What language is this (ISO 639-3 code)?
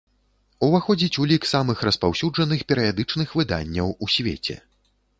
bel